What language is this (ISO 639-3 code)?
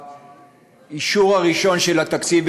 heb